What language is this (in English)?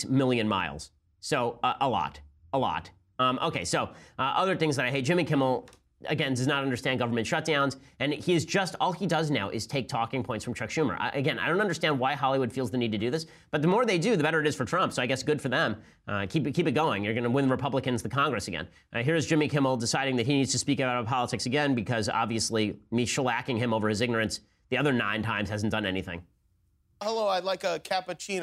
English